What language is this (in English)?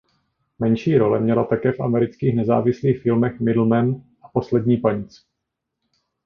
Czech